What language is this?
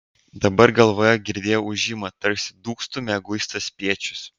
Lithuanian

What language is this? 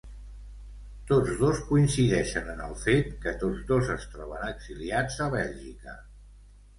Catalan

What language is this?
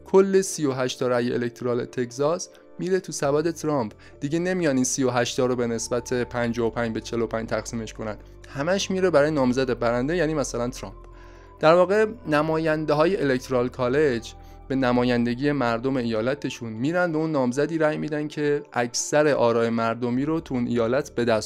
Persian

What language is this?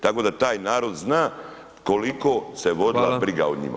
Croatian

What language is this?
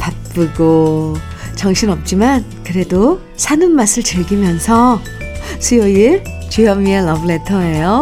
Korean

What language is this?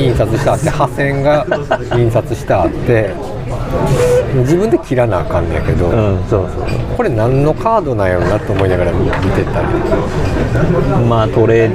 Japanese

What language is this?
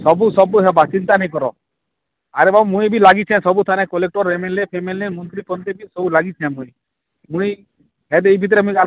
Odia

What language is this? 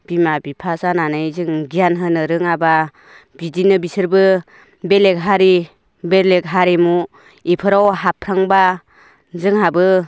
Bodo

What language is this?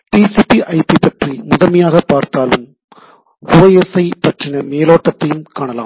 Tamil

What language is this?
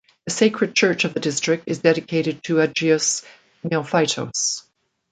English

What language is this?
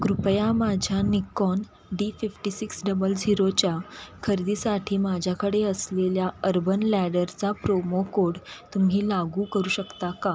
Marathi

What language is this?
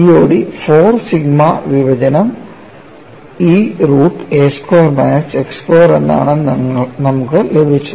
Malayalam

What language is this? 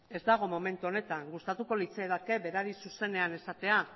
Basque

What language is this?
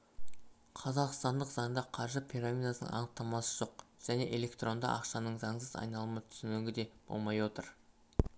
Kazakh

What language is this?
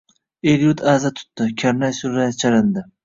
Uzbek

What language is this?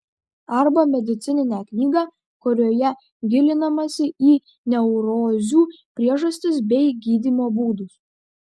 Lithuanian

